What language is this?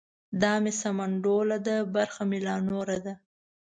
Pashto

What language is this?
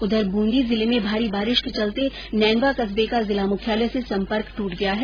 Hindi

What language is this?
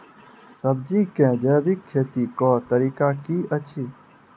Maithili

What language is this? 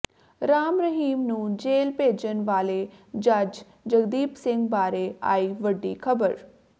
Punjabi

